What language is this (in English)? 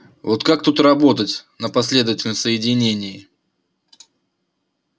Russian